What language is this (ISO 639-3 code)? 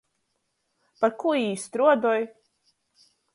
ltg